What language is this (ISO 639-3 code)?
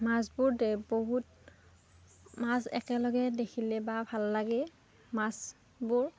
asm